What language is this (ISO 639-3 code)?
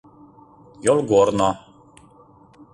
chm